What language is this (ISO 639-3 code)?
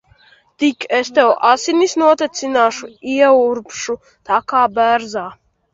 lav